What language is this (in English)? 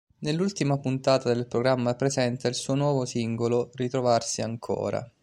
Italian